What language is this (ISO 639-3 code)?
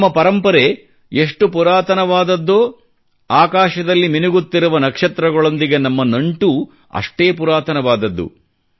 kan